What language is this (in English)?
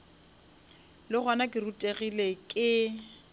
Northern Sotho